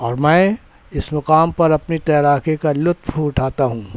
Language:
Urdu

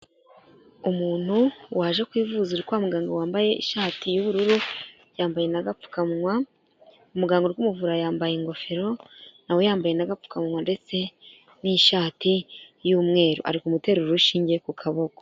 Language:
Kinyarwanda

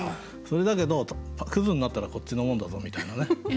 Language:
Japanese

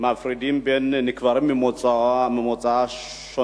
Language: Hebrew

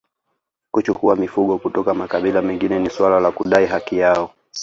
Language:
Swahili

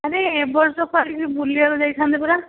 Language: Odia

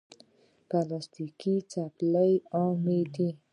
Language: Pashto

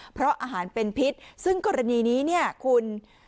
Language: Thai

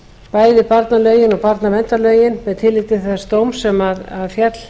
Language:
Icelandic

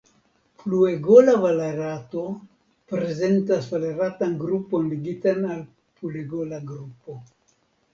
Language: Esperanto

